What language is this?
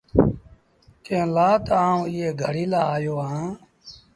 Sindhi Bhil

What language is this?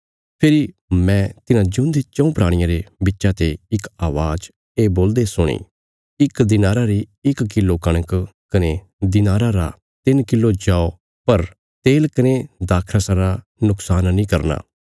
Bilaspuri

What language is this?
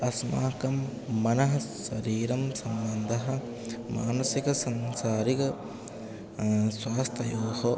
Sanskrit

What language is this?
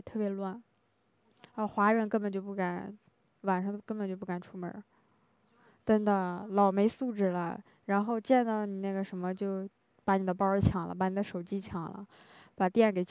Chinese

